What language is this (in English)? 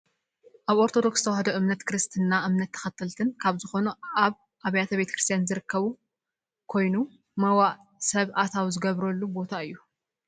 Tigrinya